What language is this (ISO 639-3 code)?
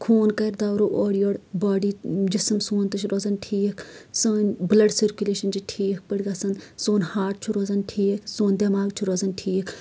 kas